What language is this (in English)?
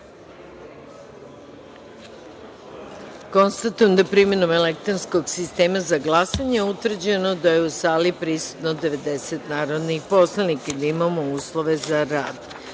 Serbian